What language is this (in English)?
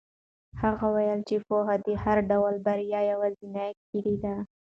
Pashto